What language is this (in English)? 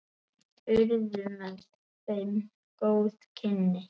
Icelandic